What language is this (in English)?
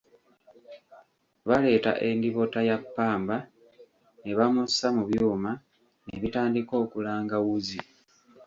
Ganda